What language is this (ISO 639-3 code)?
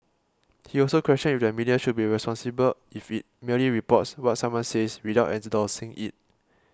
eng